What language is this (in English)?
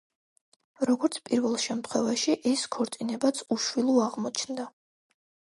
Georgian